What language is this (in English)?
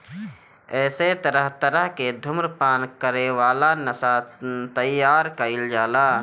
Bhojpuri